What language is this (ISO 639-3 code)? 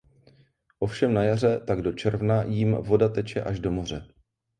ces